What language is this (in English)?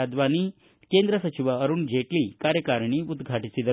Kannada